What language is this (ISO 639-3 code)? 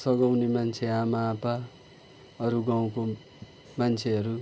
nep